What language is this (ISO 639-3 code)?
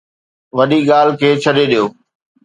snd